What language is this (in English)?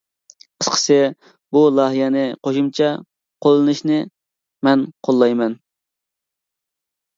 Uyghur